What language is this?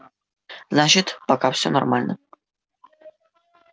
Russian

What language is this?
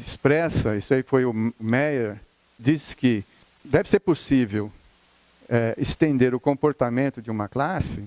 Portuguese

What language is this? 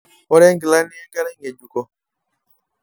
Masai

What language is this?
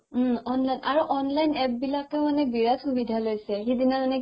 Assamese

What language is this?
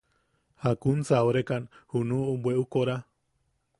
Yaqui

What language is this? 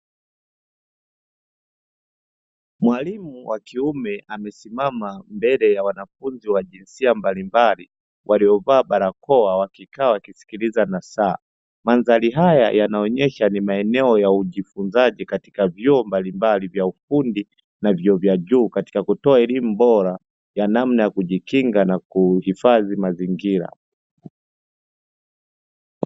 Swahili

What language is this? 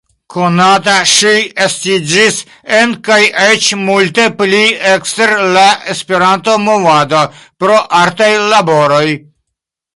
Esperanto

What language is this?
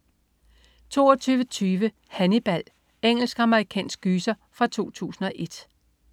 Danish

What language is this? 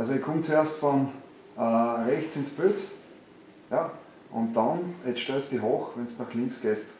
German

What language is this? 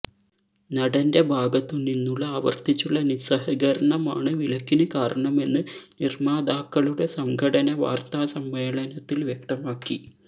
Malayalam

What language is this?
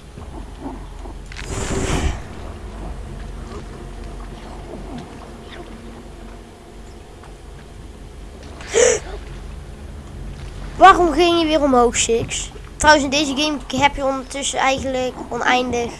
Dutch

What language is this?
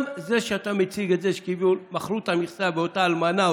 Hebrew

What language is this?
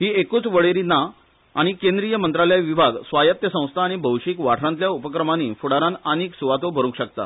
Konkani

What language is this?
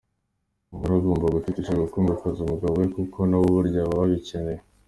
Kinyarwanda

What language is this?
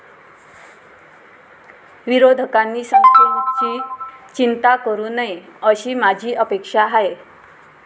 Marathi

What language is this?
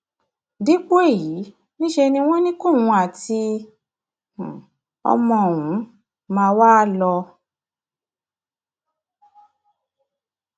Yoruba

